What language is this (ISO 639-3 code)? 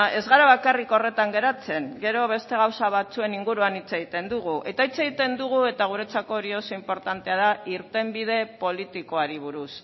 eus